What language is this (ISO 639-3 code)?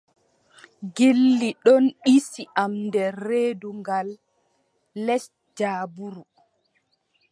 fub